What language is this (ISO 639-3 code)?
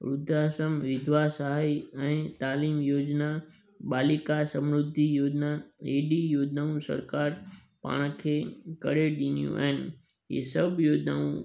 snd